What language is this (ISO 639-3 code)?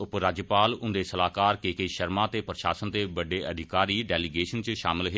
doi